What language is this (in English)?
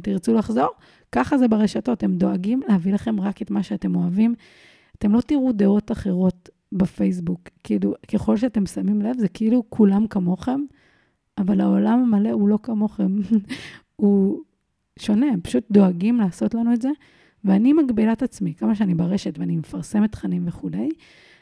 Hebrew